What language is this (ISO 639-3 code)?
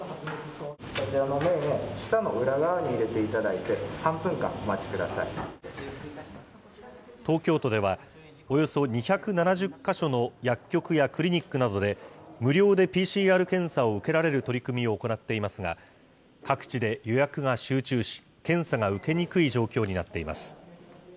jpn